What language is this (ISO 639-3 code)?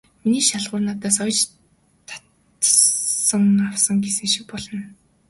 mon